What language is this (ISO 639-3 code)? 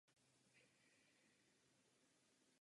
ces